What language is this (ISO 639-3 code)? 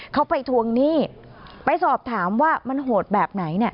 tha